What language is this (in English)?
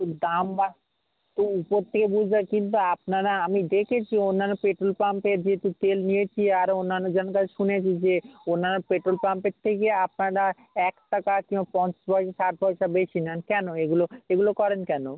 Bangla